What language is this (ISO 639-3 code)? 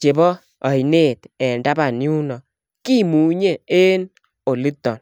kln